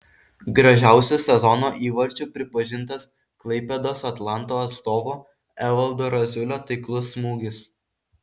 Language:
Lithuanian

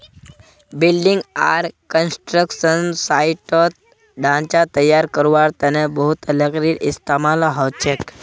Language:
Magahi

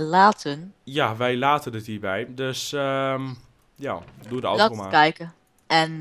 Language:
Dutch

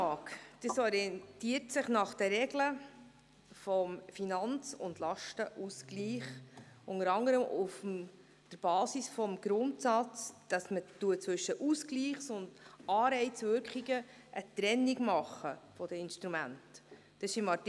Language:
Swiss German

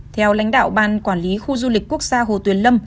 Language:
Vietnamese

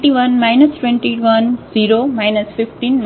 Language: Gujarati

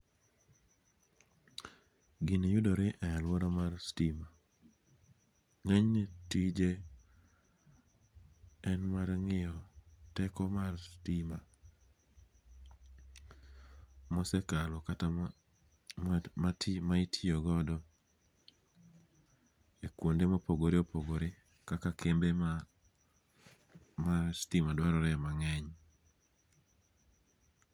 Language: Luo (Kenya and Tanzania)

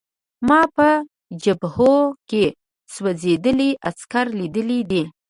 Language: Pashto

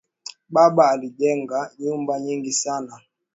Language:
Swahili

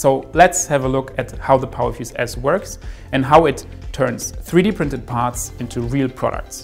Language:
English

